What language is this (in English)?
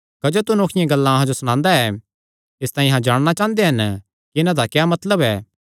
Kangri